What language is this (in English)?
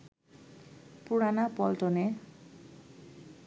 Bangla